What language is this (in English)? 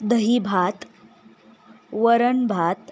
Marathi